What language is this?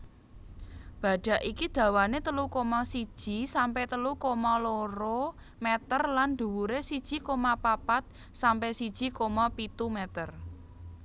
Javanese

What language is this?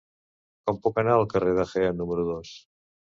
Catalan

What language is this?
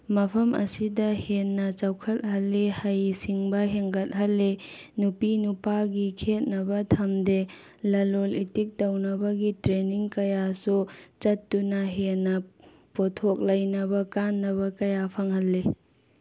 Manipuri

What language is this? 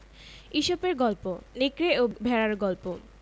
Bangla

